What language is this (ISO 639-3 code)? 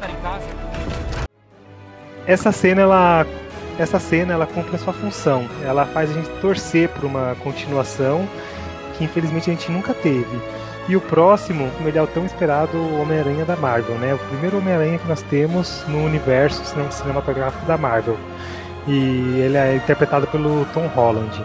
por